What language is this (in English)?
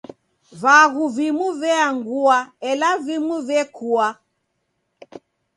Taita